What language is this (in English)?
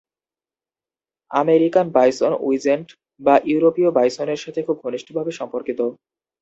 Bangla